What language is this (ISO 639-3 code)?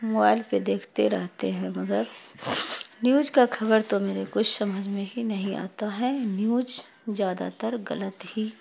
urd